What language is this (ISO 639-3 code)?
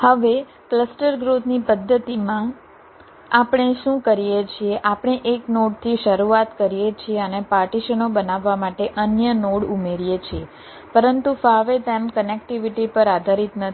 guj